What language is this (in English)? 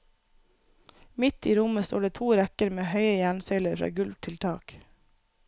Norwegian